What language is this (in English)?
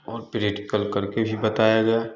Hindi